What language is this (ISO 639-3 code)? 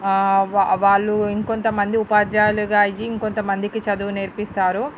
tel